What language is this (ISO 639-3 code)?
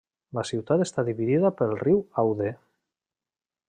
cat